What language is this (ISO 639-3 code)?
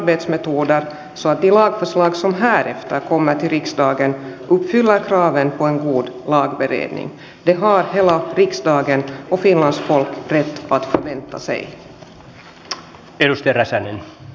fin